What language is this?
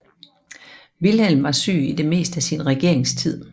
Danish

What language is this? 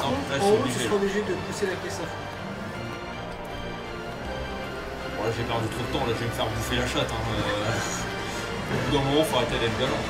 French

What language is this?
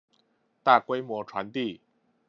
Chinese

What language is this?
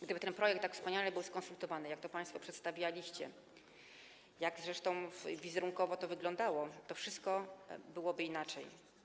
Polish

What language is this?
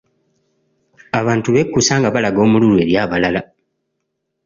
Ganda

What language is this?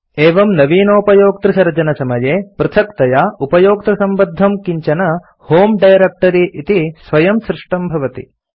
Sanskrit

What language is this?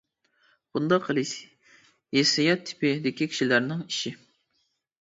Uyghur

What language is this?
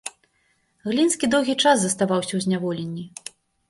Belarusian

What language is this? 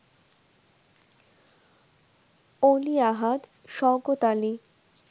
Bangla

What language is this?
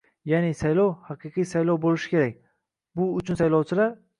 Uzbek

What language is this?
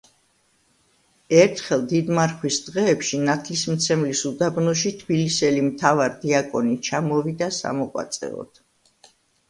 Georgian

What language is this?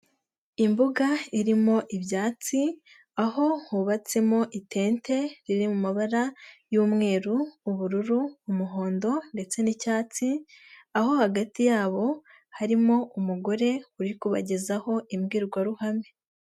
Kinyarwanda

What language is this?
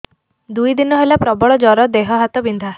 Odia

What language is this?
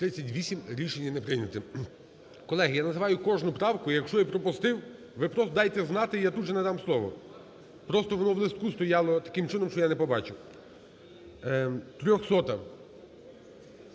Ukrainian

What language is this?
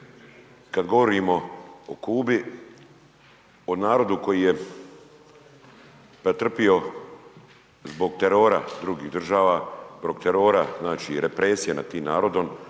Croatian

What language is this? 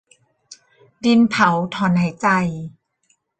Thai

